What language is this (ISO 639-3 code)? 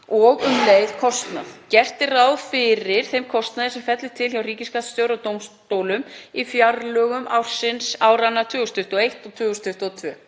isl